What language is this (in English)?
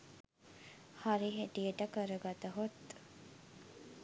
Sinhala